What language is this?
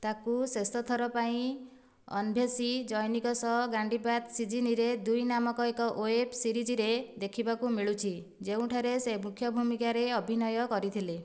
Odia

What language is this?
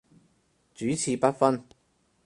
Cantonese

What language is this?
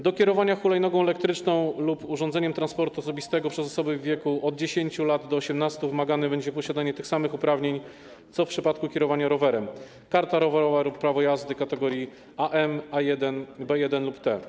Polish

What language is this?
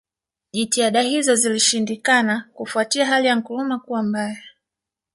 Swahili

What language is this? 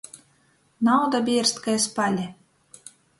Latgalian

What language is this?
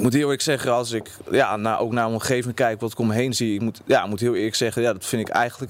Dutch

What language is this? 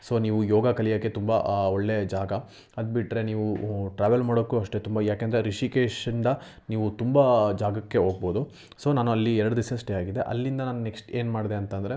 Kannada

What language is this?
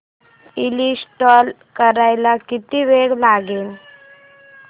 Marathi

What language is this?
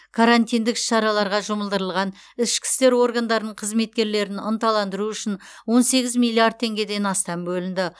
Kazakh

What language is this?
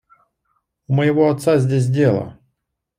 Russian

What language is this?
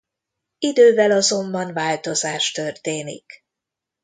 Hungarian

